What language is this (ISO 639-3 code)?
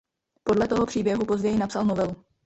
ces